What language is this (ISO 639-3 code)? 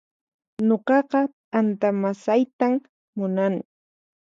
qxp